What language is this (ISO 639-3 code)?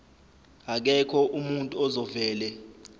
zul